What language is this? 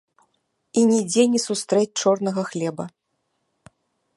Belarusian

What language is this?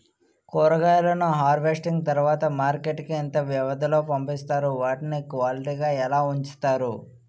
Telugu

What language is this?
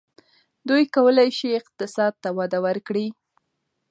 Pashto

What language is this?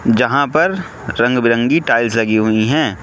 Hindi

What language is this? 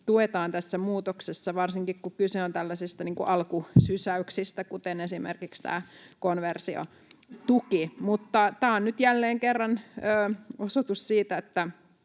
Finnish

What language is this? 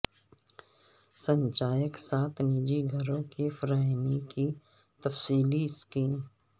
Urdu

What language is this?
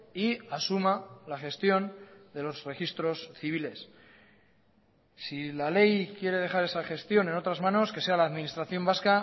Spanish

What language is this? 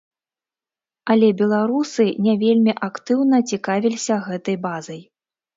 Belarusian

